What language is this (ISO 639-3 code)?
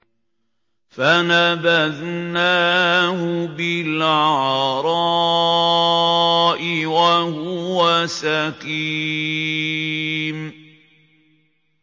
ara